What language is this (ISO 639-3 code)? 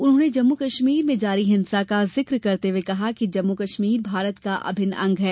hin